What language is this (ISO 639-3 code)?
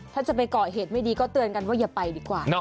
tha